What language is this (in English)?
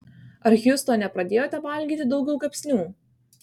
Lithuanian